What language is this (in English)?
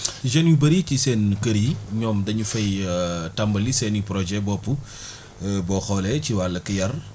Wolof